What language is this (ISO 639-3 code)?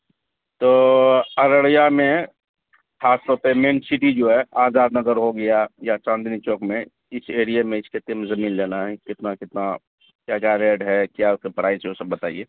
urd